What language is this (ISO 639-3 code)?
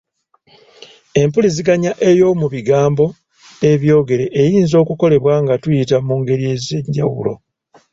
lug